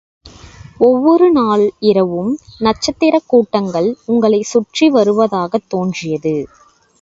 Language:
Tamil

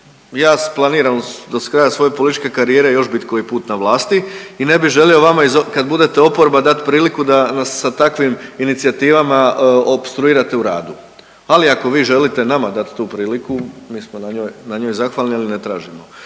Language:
Croatian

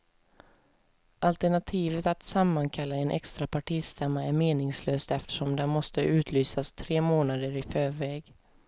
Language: Swedish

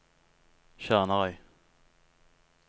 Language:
Norwegian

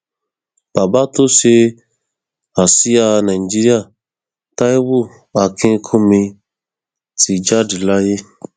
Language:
Yoruba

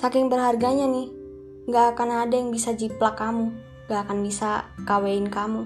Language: Indonesian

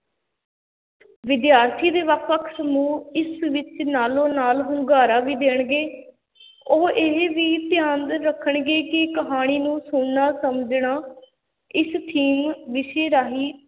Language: Punjabi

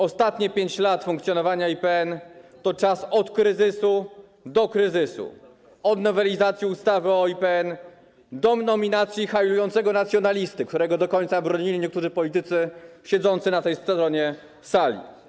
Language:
Polish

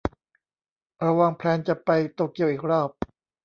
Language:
Thai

